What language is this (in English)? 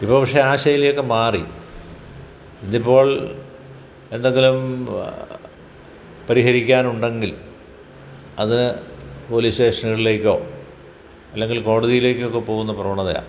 Malayalam